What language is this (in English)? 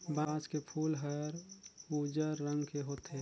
Chhattisgarhi